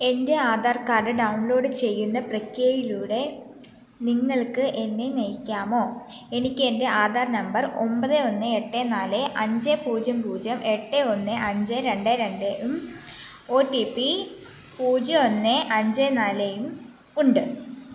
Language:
Malayalam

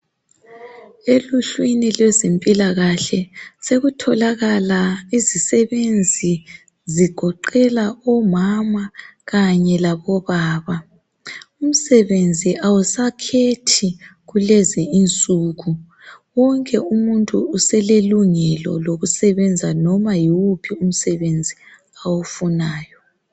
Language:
North Ndebele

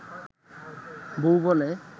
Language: Bangla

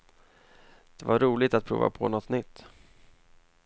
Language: Swedish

